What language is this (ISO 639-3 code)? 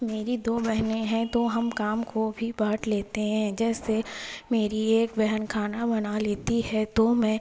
urd